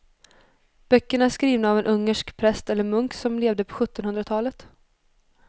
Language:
Swedish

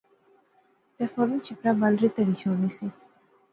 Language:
Pahari-Potwari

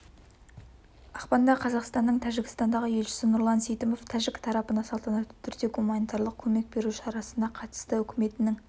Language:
Kazakh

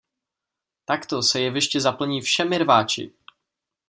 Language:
Czech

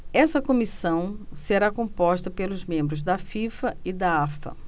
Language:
Portuguese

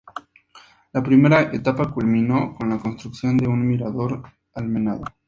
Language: Spanish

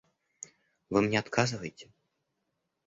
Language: Russian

